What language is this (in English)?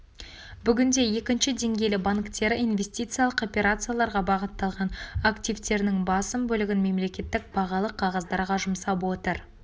Kazakh